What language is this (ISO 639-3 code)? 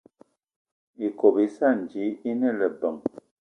eto